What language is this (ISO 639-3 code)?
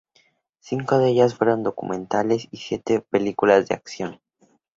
spa